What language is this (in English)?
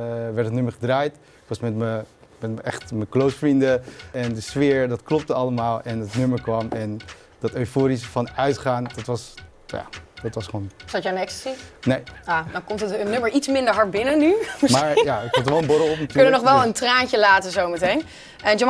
Dutch